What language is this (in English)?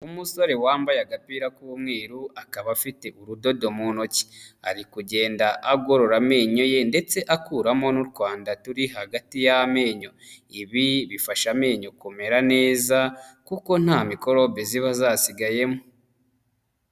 Kinyarwanda